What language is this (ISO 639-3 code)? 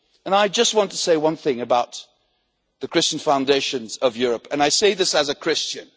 eng